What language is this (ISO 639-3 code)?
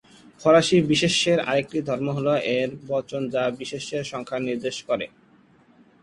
ben